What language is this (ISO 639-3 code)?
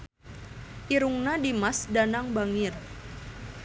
sun